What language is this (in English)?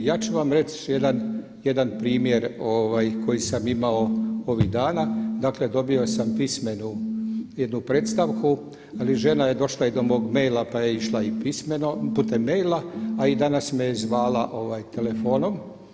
Croatian